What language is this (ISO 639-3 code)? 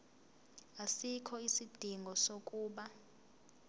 zul